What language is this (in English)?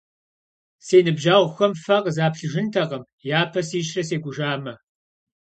Kabardian